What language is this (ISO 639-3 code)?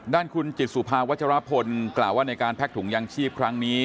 tha